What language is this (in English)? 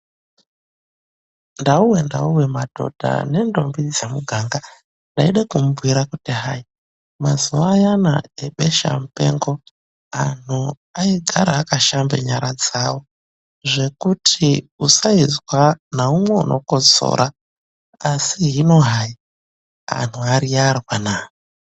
Ndau